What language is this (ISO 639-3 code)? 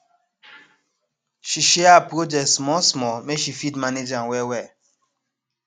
pcm